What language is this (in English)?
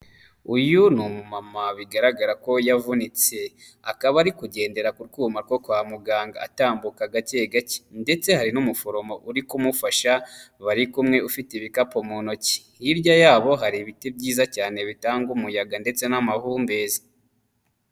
Kinyarwanda